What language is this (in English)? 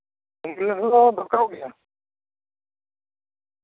Santali